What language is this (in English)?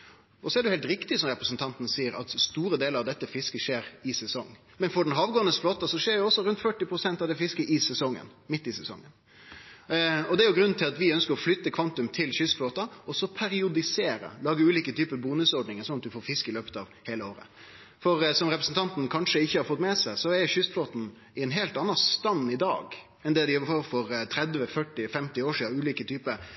Norwegian Nynorsk